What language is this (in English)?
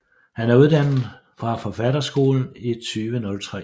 Danish